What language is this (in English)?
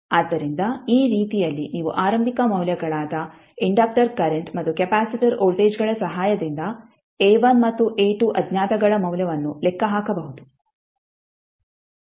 Kannada